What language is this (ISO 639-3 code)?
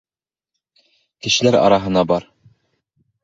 bak